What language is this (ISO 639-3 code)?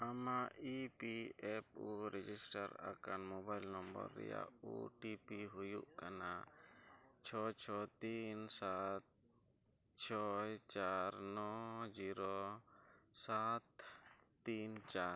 sat